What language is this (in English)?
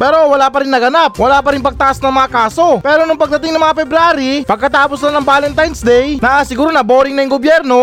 Filipino